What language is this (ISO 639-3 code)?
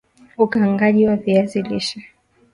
swa